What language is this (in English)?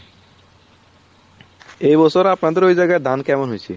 Bangla